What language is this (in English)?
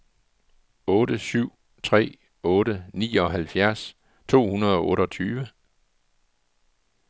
Danish